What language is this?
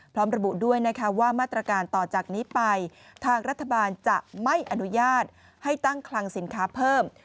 Thai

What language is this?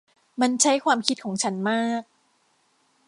Thai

